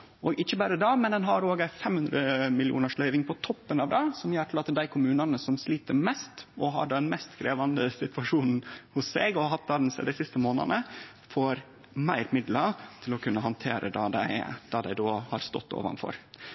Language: Norwegian Nynorsk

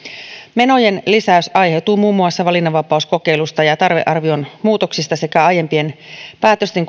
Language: Finnish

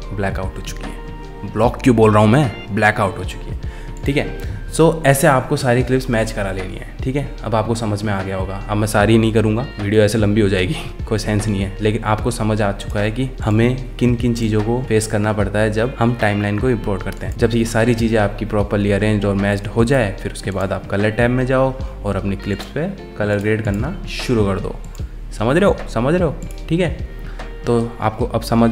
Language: Hindi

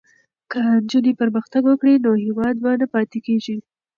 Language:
Pashto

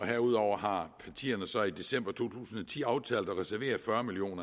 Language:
Danish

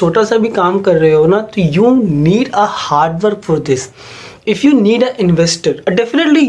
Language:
Hindi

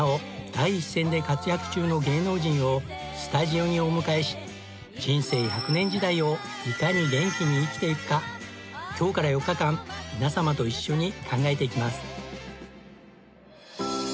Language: Japanese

